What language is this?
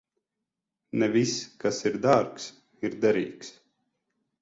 Latvian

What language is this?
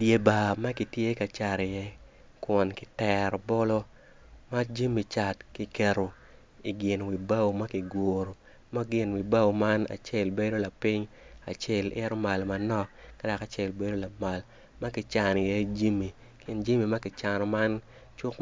Acoli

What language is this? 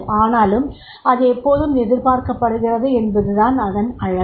Tamil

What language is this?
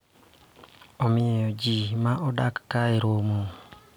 Luo (Kenya and Tanzania)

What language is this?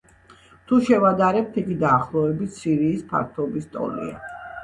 Georgian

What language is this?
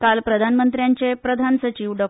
Konkani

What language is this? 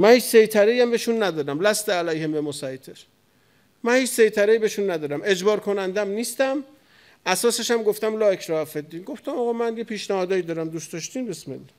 Persian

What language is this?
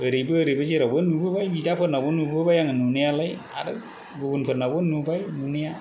Bodo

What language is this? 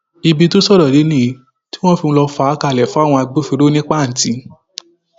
Yoruba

